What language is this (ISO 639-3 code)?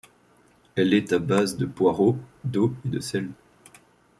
fra